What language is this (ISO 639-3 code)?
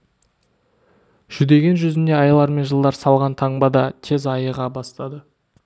kaz